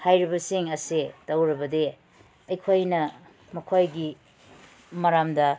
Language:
Manipuri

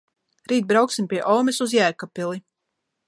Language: Latvian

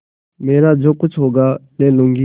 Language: Hindi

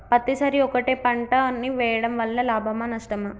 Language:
Telugu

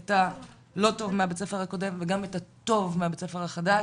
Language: Hebrew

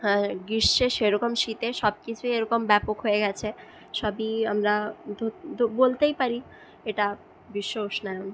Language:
Bangla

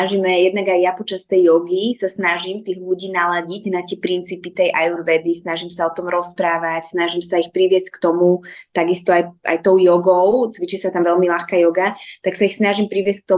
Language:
Slovak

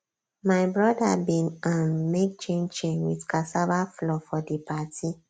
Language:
Nigerian Pidgin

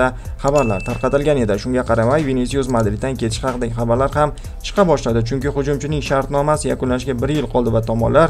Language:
Turkish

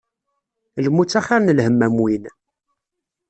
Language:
Kabyle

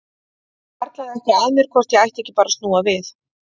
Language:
Icelandic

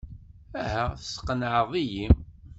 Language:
Kabyle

